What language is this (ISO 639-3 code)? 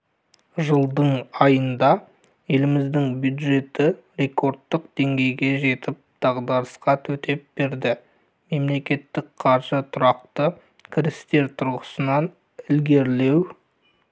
kaz